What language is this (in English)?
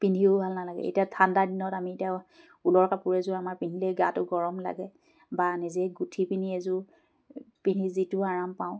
Assamese